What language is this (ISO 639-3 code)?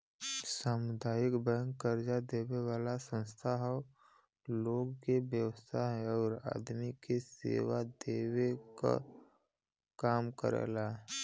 bho